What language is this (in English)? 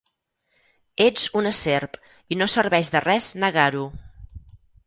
Catalan